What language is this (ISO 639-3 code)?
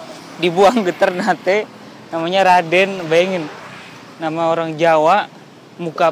ind